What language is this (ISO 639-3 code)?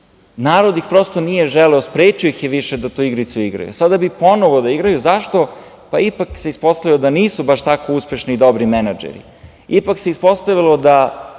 srp